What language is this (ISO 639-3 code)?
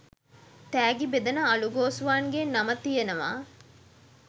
sin